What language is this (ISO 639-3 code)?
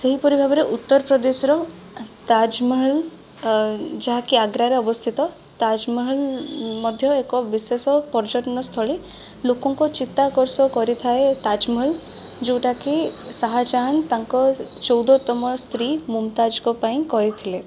ori